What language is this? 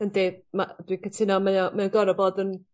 Welsh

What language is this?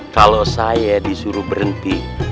Indonesian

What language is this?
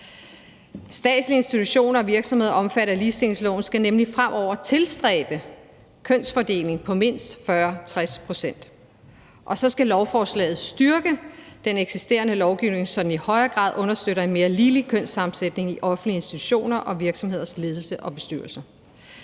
Danish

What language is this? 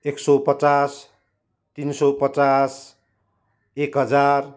Nepali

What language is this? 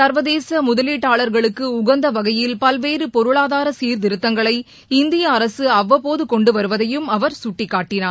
Tamil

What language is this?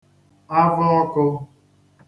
Igbo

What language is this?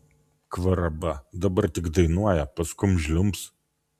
Lithuanian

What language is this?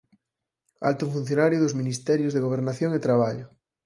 Galician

